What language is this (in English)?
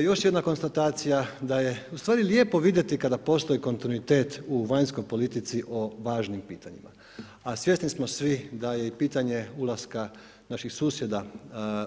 Croatian